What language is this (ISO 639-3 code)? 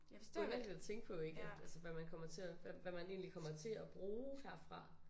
dan